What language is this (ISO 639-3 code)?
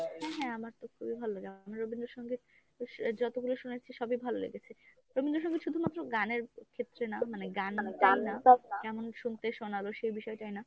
ben